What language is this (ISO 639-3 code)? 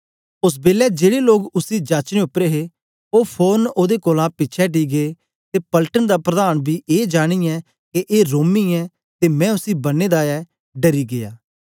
doi